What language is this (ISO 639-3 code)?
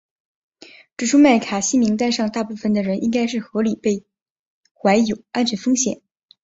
zho